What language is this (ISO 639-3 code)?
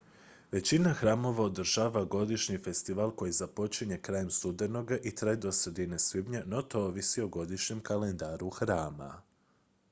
hrv